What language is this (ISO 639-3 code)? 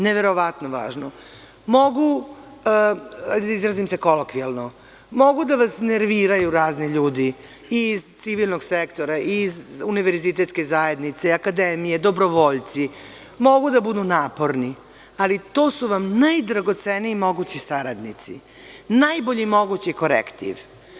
srp